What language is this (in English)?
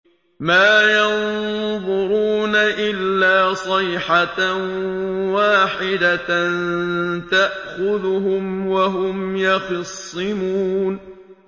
Arabic